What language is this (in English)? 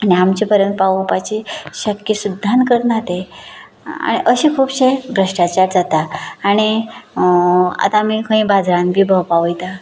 Konkani